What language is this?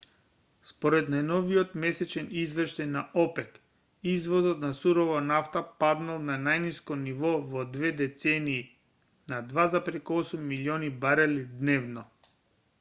Macedonian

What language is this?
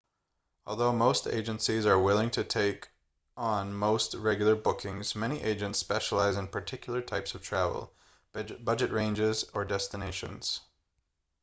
English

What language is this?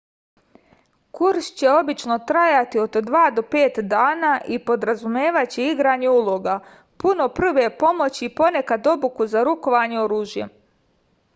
Serbian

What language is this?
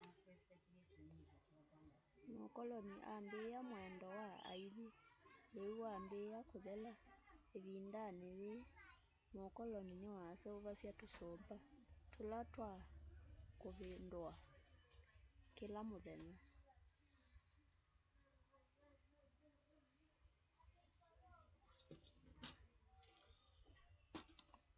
Kamba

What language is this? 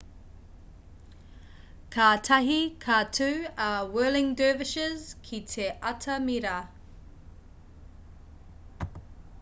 Māori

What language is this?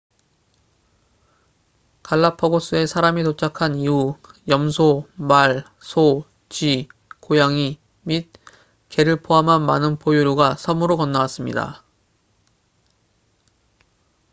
Korean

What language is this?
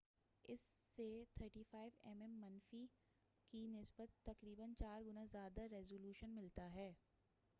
Urdu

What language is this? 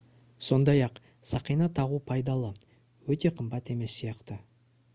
Kazakh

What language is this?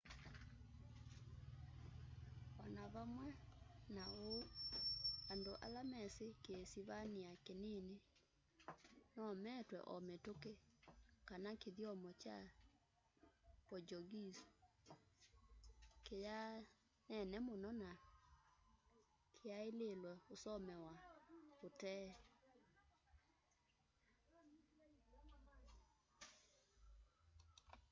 Kamba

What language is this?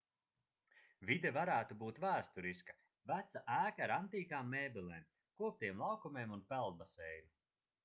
Latvian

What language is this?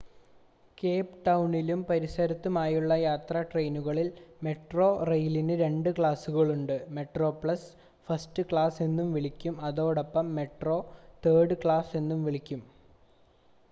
Malayalam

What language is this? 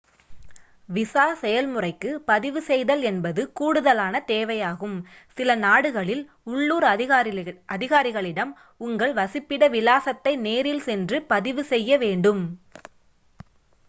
Tamil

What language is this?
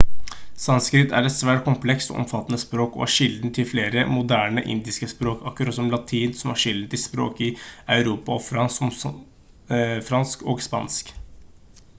Norwegian Bokmål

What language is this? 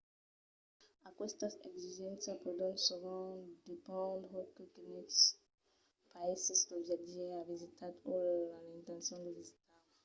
Occitan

